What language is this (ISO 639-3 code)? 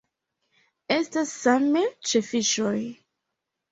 epo